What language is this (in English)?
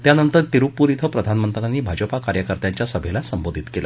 Marathi